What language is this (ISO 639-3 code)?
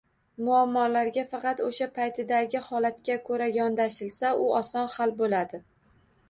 uzb